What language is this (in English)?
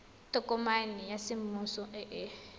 Tswana